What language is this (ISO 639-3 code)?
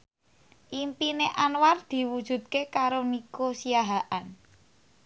jav